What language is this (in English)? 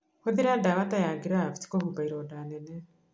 Kikuyu